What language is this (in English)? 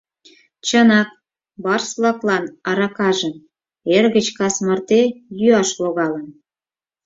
Mari